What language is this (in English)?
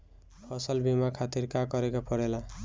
Bhojpuri